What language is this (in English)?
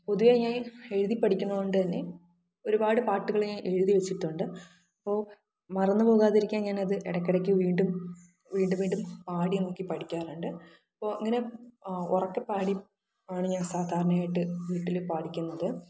Malayalam